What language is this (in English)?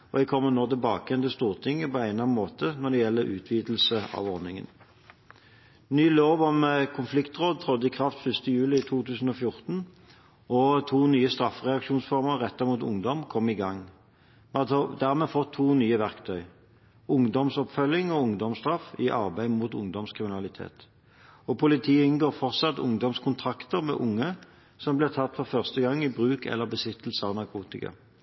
Norwegian Bokmål